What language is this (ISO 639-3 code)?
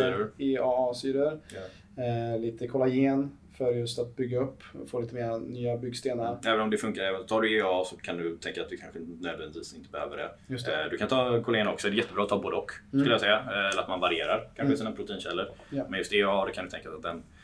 swe